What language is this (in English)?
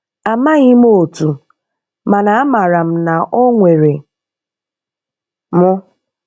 Igbo